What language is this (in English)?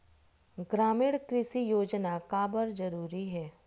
Chhattisgarhi